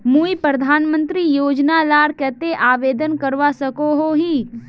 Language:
Magahi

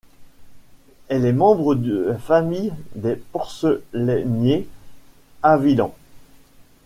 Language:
French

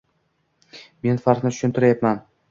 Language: Uzbek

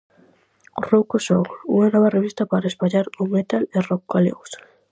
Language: Galician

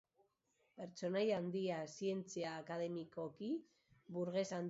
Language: Basque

